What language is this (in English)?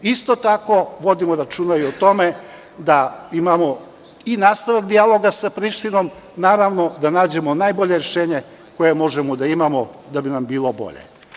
Serbian